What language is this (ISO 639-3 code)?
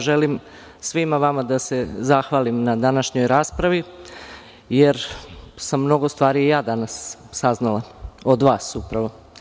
srp